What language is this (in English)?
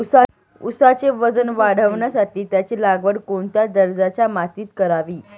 Marathi